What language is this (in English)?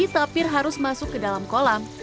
Indonesian